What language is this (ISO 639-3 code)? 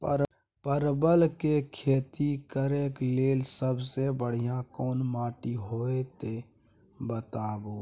mai